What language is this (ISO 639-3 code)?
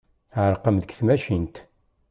kab